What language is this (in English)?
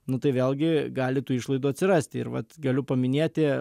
Lithuanian